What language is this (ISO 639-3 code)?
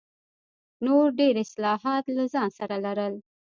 pus